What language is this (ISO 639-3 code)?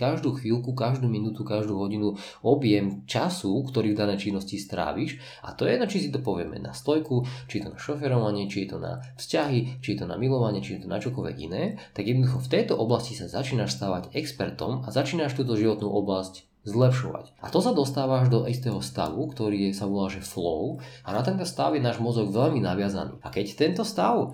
slk